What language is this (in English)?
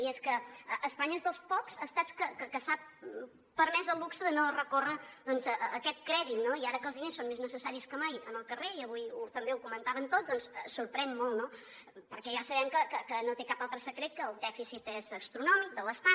Catalan